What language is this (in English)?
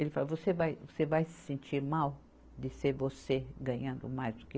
Portuguese